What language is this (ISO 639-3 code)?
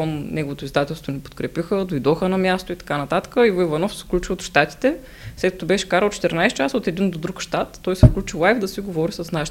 bul